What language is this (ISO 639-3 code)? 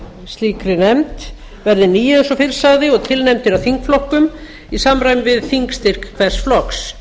isl